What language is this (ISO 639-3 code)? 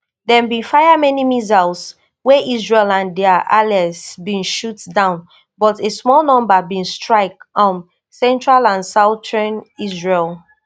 pcm